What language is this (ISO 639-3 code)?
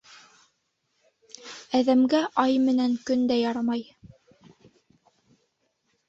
bak